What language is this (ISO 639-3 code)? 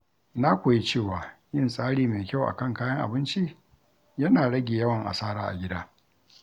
hau